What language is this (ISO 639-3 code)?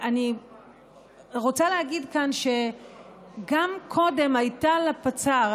heb